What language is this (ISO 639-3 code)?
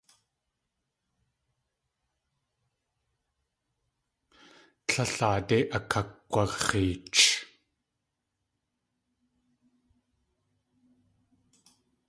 tli